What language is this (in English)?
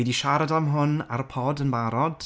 Welsh